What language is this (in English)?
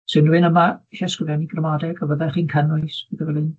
Welsh